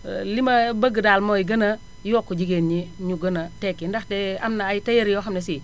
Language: Wolof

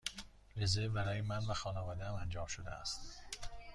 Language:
Persian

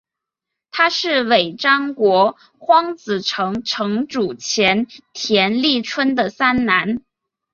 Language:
Chinese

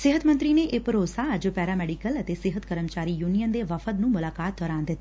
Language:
Punjabi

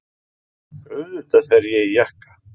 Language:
Icelandic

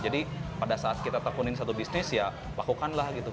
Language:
Indonesian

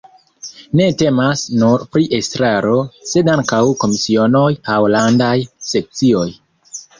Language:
Esperanto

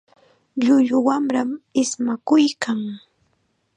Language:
Chiquián Ancash Quechua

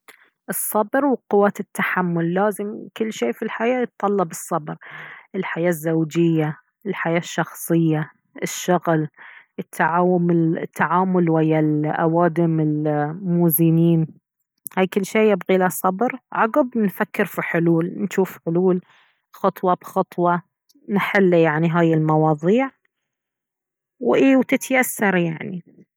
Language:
Baharna Arabic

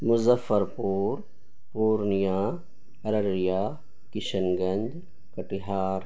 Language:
Urdu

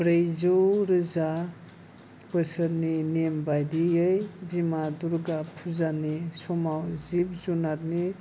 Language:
Bodo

